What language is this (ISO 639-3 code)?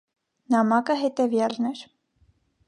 hye